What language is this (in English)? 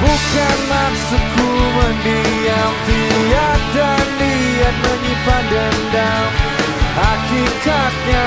Malay